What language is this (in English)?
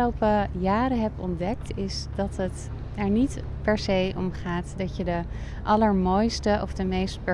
Dutch